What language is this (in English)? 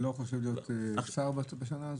Hebrew